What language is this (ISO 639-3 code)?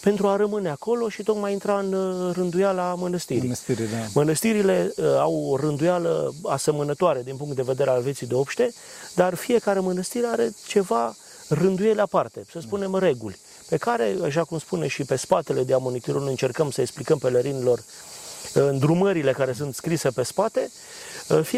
ron